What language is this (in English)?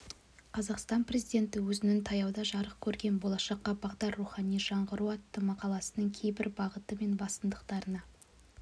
Kazakh